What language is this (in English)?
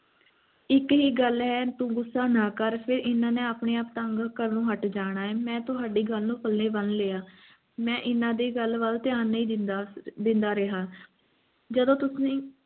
Punjabi